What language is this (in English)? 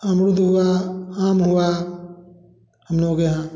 Hindi